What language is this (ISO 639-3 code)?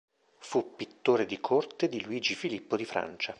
ita